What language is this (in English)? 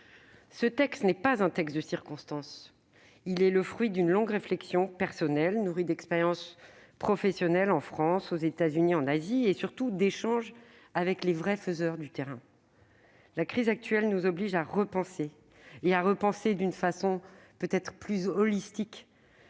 French